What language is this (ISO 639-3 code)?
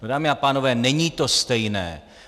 ces